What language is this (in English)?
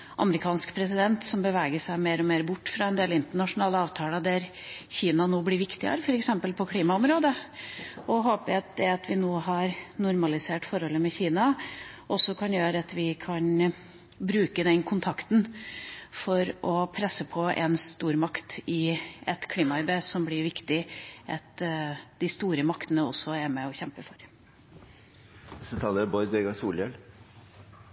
Norwegian